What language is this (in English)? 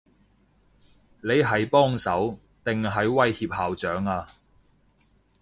Cantonese